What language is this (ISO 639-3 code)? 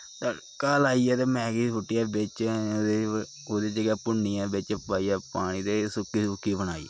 doi